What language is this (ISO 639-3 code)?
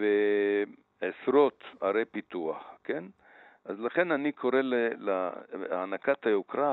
heb